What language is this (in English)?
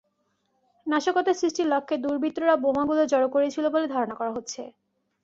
Bangla